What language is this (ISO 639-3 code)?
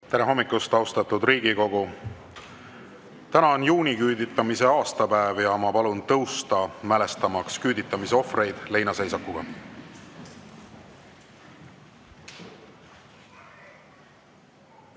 est